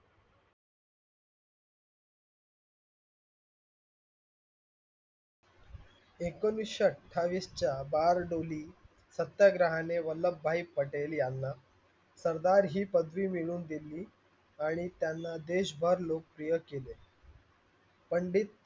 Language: Marathi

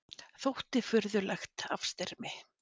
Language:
Icelandic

